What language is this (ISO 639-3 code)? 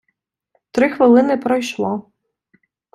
ukr